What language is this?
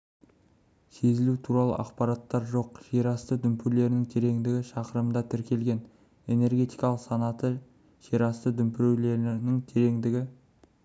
Kazakh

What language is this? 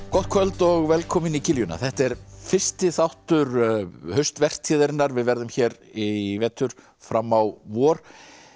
Icelandic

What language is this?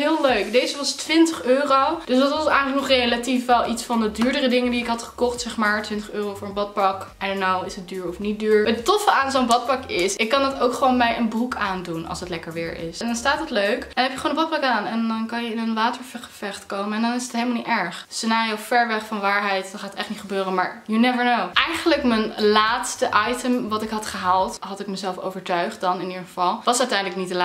Dutch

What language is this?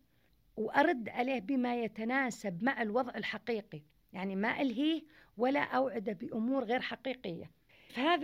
Arabic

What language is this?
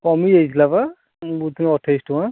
Odia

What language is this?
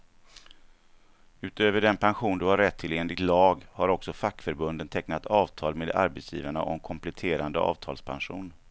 Swedish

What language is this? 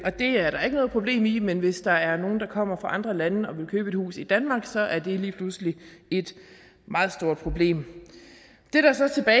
Danish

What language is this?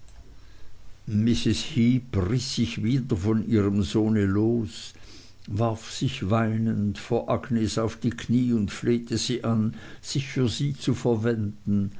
German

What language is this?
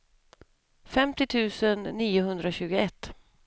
Swedish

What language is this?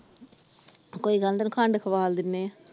Punjabi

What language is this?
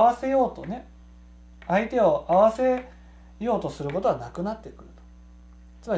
Japanese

